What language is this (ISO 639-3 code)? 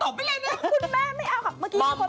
tha